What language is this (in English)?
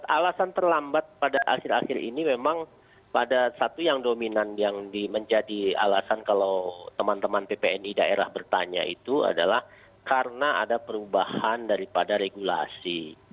Indonesian